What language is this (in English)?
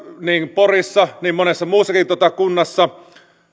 Finnish